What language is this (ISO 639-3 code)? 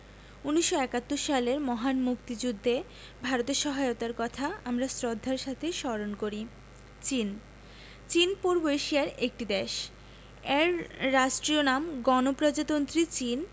ben